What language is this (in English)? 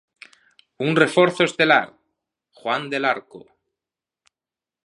Galician